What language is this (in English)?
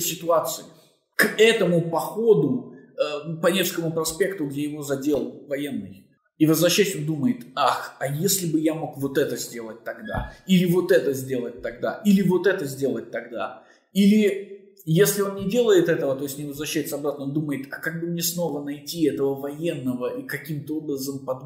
Russian